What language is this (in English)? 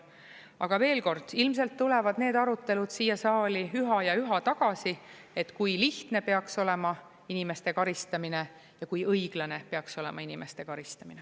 Estonian